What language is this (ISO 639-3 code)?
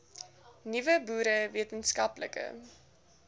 afr